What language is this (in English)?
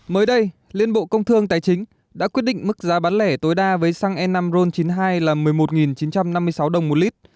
Vietnamese